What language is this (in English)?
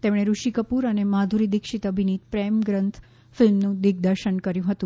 Gujarati